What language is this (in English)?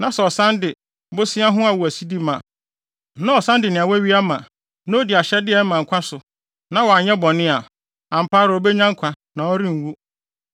Akan